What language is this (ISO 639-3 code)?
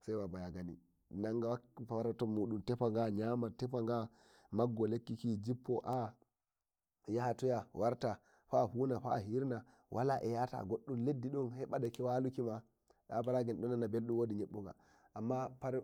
fuv